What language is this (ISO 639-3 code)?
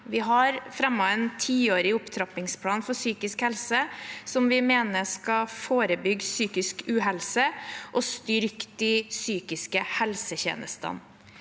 nor